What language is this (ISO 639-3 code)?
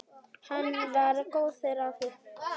isl